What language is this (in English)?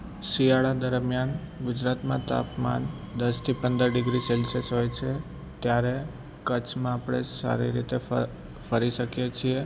Gujarati